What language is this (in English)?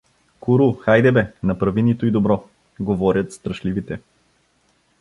Bulgarian